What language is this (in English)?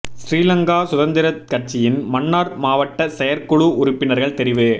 Tamil